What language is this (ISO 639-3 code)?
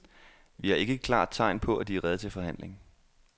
dan